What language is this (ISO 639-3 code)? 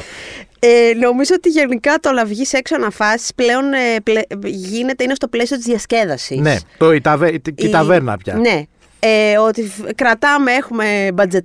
ell